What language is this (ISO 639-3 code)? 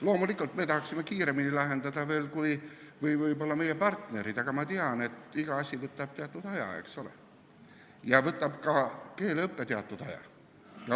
est